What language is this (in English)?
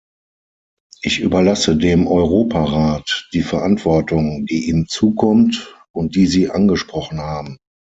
German